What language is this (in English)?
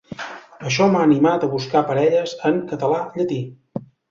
Catalan